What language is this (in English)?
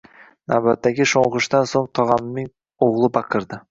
Uzbek